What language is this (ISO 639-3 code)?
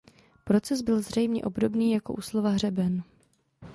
ces